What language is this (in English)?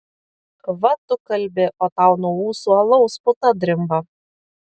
Lithuanian